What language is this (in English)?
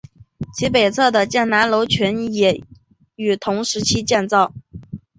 Chinese